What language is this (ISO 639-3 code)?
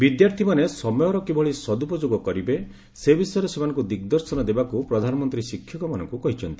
ori